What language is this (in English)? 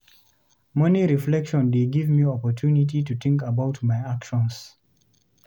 Nigerian Pidgin